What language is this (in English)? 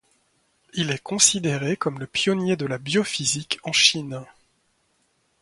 French